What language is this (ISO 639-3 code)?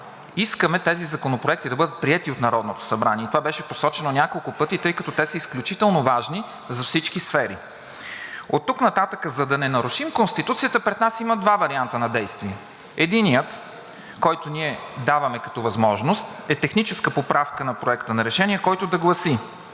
bul